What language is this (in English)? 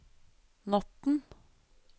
Norwegian